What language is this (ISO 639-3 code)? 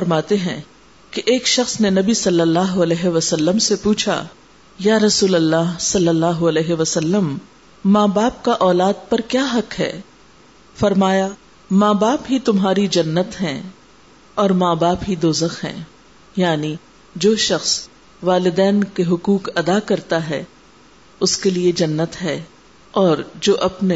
urd